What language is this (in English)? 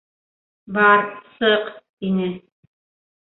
Bashkir